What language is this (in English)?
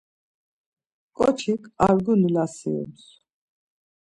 Laz